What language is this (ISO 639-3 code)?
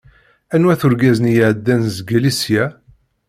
kab